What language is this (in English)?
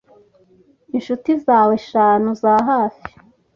Kinyarwanda